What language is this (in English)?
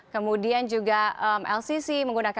Indonesian